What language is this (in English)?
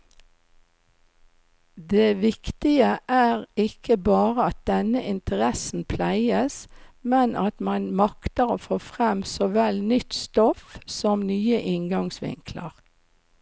Norwegian